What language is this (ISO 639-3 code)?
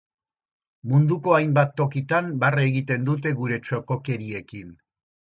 eus